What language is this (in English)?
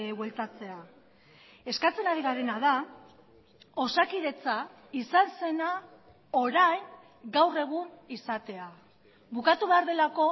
Basque